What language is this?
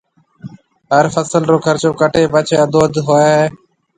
Marwari (Pakistan)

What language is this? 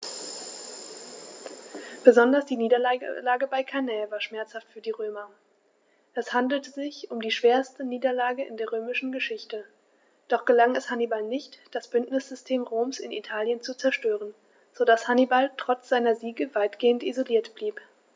German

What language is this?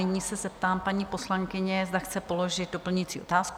Czech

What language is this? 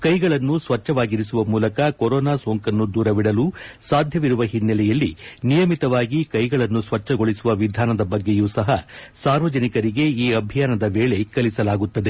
Kannada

